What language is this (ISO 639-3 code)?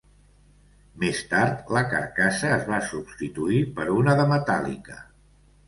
cat